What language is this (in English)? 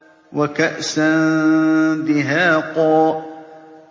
Arabic